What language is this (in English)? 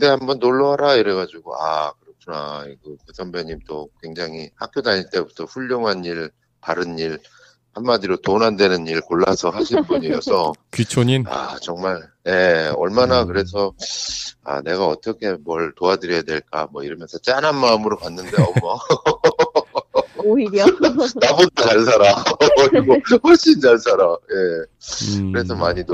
Korean